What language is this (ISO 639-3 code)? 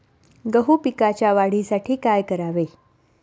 mar